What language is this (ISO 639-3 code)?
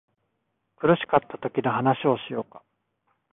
jpn